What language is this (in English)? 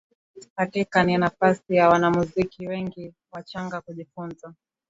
Swahili